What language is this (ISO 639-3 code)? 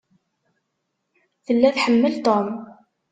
kab